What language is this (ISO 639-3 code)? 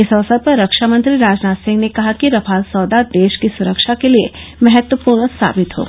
hin